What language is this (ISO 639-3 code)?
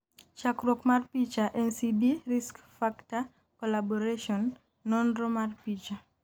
luo